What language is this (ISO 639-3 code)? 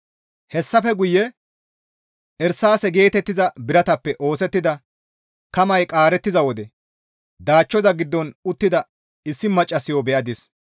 gmv